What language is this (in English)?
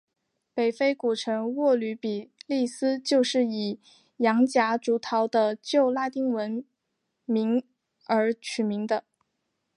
Chinese